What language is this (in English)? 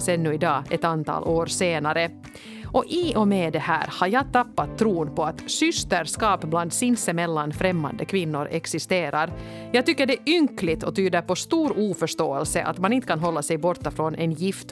Swedish